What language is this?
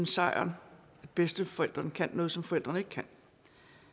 Danish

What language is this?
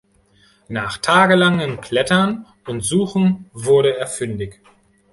German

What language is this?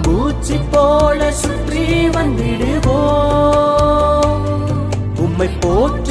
Urdu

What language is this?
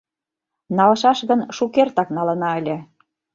Mari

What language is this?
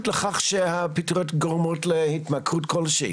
Hebrew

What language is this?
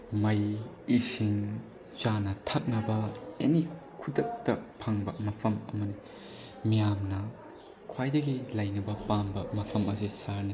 Manipuri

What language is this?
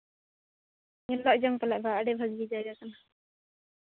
Santali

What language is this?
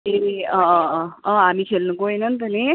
Nepali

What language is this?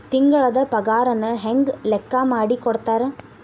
Kannada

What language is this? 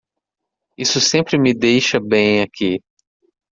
Portuguese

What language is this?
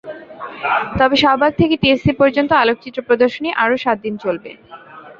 Bangla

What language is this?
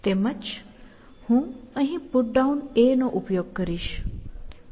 Gujarati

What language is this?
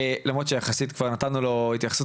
Hebrew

